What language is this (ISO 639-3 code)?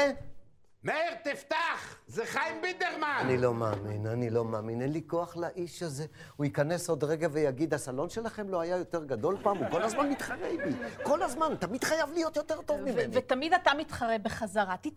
heb